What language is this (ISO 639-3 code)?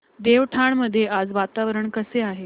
mar